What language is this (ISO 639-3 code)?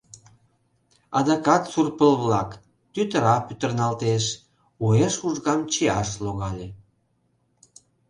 chm